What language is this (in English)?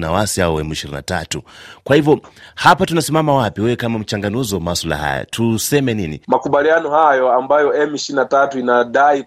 Swahili